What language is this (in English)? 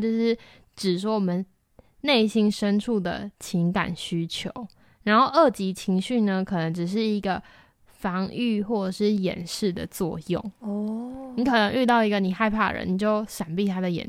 Chinese